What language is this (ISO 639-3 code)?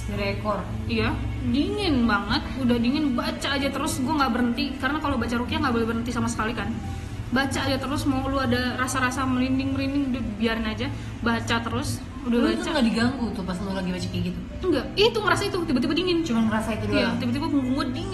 ind